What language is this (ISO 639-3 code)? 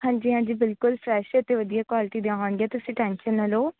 pan